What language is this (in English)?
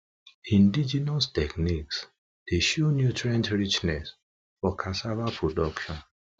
Nigerian Pidgin